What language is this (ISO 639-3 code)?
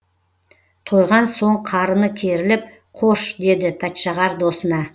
kaz